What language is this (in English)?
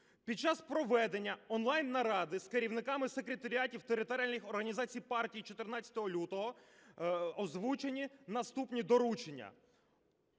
Ukrainian